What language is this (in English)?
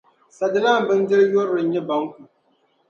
Dagbani